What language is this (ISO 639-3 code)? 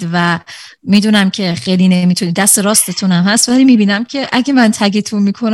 fas